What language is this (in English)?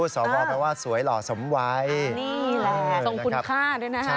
Thai